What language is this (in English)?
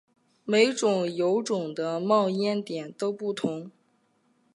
Chinese